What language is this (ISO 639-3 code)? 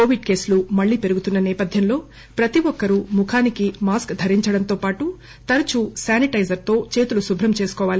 tel